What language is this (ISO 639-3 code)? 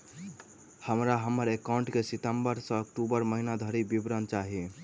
mai